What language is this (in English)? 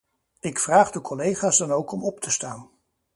Dutch